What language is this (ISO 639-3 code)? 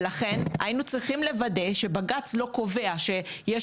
heb